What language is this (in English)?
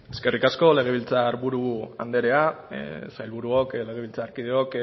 Basque